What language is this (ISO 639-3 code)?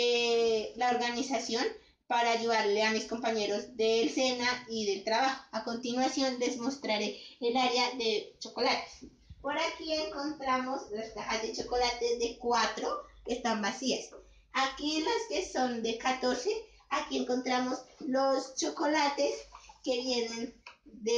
spa